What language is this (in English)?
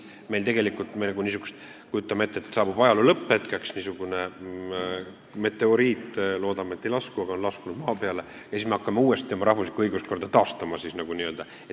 Estonian